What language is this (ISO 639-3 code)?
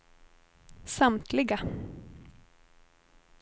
swe